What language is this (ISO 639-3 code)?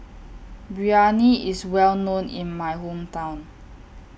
eng